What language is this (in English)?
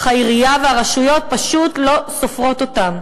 Hebrew